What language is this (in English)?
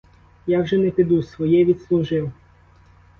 Ukrainian